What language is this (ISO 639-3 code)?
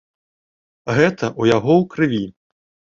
bel